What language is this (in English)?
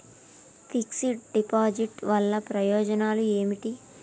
Telugu